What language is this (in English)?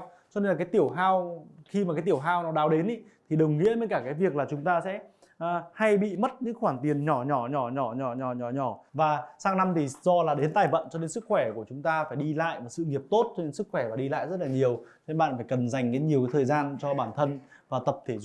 Vietnamese